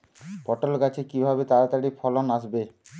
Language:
Bangla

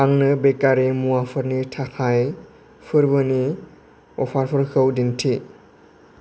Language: Bodo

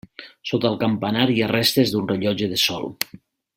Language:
Catalan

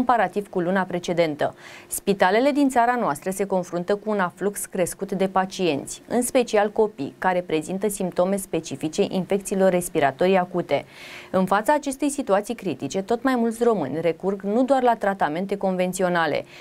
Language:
Romanian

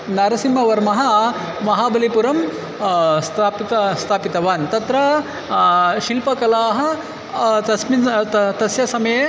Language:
Sanskrit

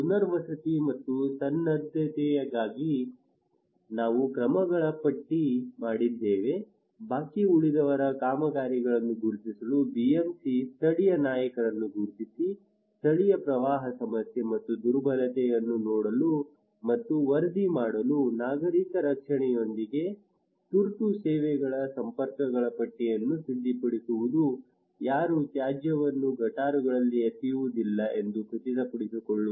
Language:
Kannada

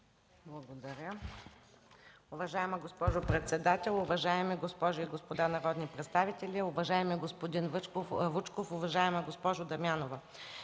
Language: Bulgarian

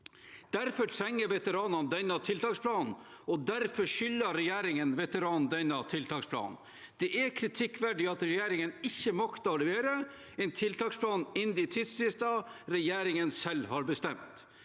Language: Norwegian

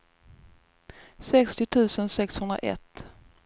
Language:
Swedish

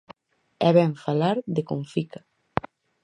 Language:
Galician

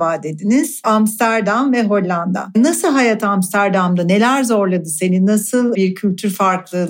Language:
Turkish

